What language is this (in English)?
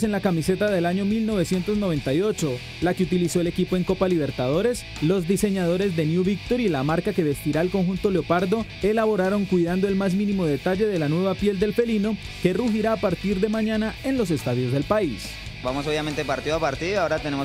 Spanish